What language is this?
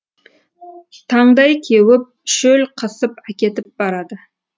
Kazakh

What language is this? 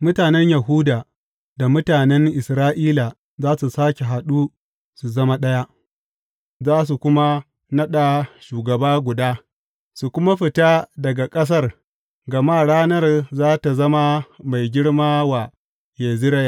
Hausa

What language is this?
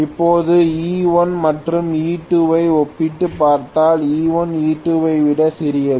Tamil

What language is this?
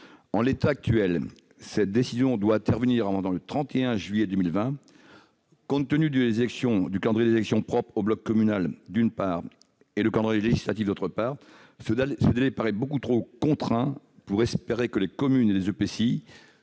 French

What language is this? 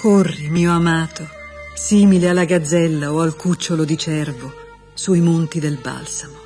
Italian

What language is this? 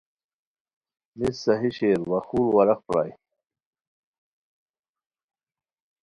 Khowar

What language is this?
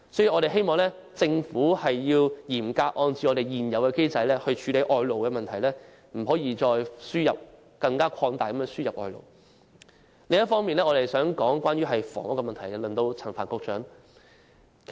Cantonese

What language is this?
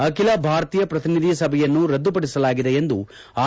Kannada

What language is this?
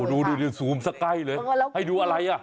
Thai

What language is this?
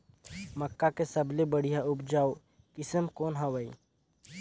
Chhattisgarhi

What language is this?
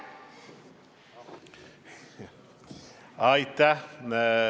Estonian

